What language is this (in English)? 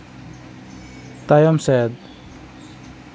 Santali